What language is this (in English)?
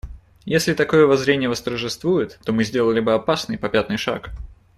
Russian